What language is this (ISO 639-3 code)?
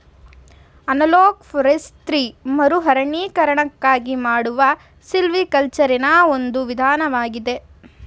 kan